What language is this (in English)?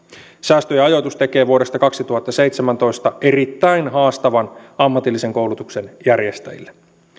Finnish